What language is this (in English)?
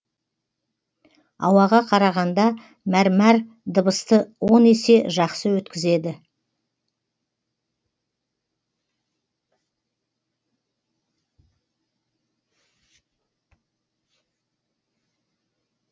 Kazakh